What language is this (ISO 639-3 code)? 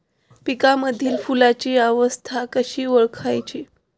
mar